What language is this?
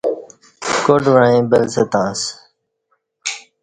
Kati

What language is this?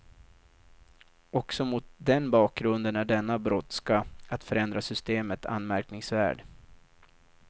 Swedish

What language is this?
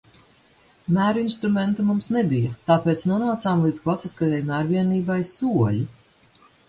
Latvian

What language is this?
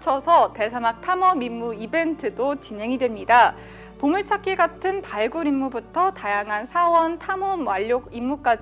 Korean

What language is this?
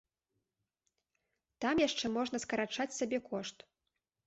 Belarusian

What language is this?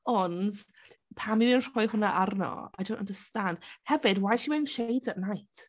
Welsh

